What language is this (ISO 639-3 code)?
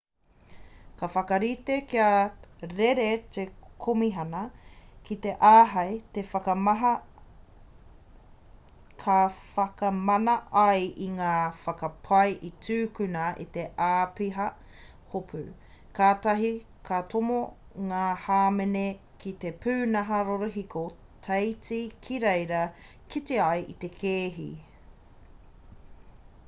mri